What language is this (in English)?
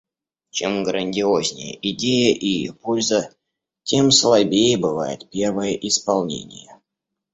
Russian